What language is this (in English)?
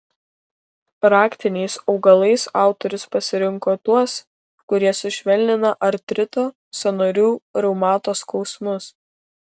Lithuanian